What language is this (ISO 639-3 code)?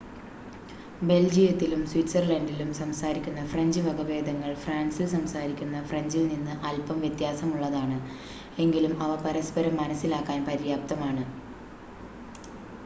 mal